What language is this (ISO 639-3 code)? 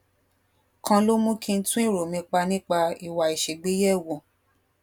yor